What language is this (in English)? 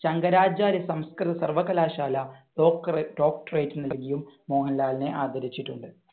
Malayalam